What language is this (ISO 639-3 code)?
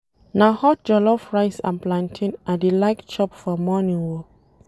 pcm